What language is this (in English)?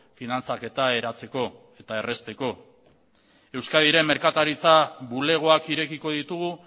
Basque